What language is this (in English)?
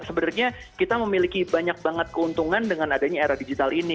Indonesian